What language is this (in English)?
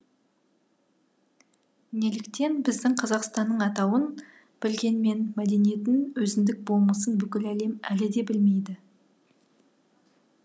Kazakh